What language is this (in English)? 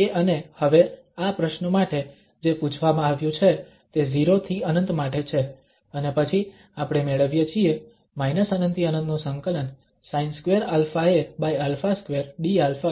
Gujarati